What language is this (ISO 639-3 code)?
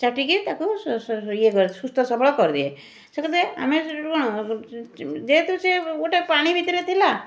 ori